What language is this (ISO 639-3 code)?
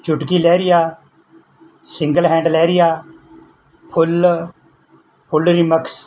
pan